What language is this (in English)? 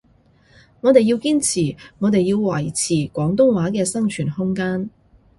Cantonese